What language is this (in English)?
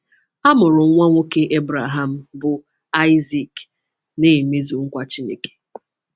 Igbo